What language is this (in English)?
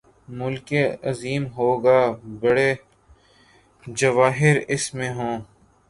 Urdu